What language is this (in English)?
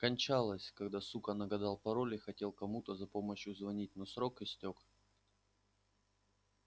Russian